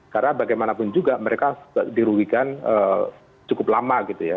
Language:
Indonesian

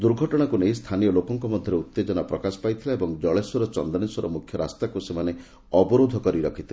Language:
Odia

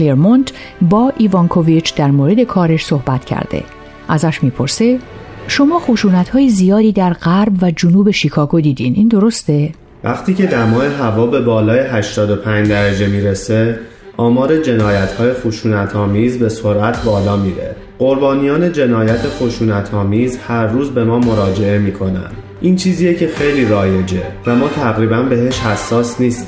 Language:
Persian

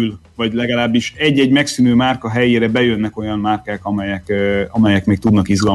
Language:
Hungarian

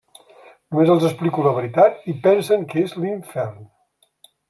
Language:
Catalan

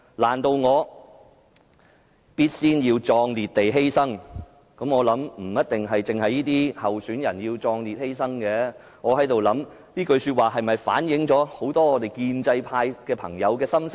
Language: Cantonese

